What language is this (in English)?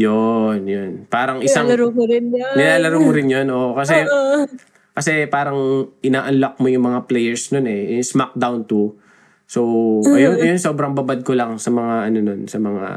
Filipino